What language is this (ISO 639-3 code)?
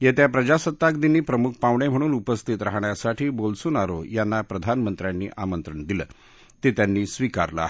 mar